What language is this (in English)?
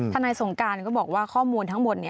Thai